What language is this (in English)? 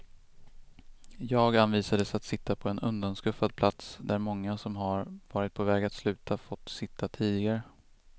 Swedish